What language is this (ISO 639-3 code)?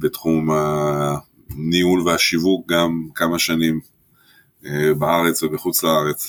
heb